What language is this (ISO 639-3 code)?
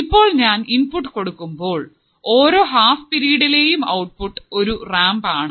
mal